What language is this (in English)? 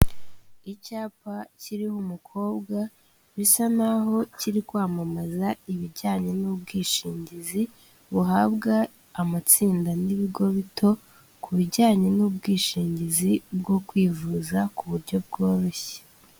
Kinyarwanda